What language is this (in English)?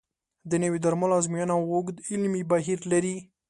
Pashto